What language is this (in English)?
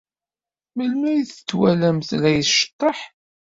Kabyle